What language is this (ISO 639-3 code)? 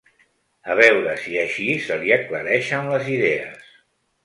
cat